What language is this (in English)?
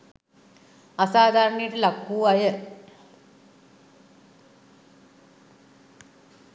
Sinhala